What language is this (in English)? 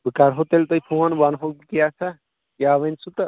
Kashmiri